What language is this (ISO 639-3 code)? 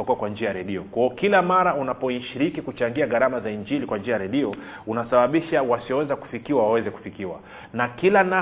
swa